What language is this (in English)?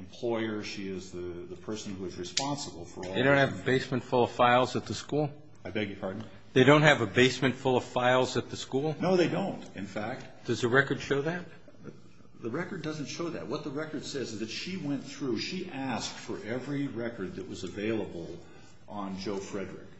English